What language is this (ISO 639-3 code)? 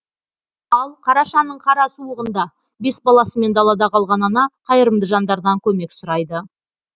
kaz